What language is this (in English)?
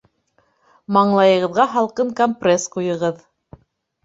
Bashkir